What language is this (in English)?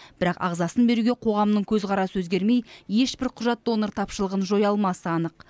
Kazakh